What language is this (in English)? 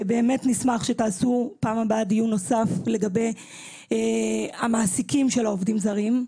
Hebrew